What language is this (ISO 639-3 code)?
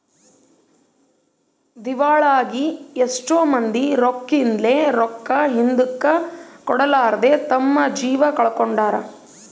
kan